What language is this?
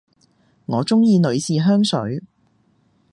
Cantonese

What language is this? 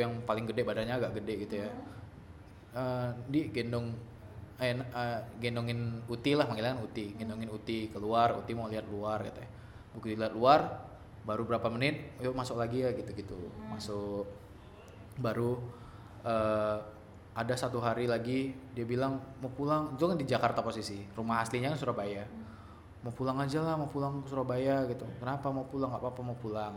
Indonesian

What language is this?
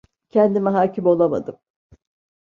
Turkish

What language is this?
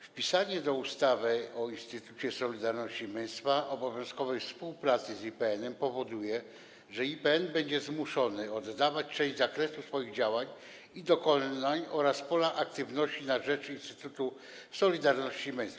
Polish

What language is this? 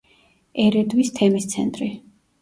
Georgian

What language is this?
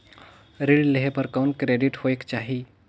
Chhattisgarhi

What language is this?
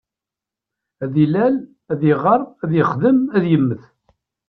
Kabyle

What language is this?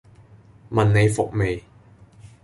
Cantonese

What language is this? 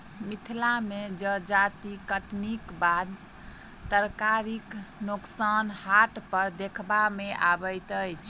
Maithili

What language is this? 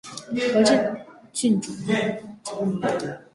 Chinese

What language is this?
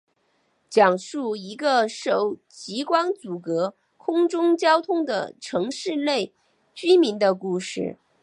Chinese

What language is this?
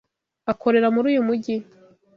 Kinyarwanda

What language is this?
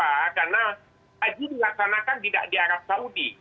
Indonesian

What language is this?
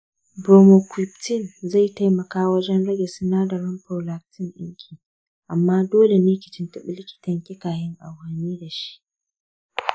Hausa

